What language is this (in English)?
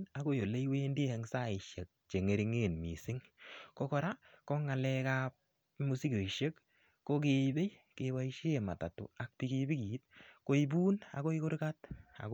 Kalenjin